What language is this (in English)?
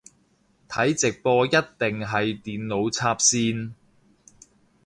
Cantonese